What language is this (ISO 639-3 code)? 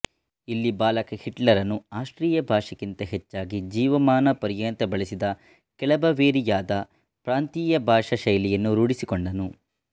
kan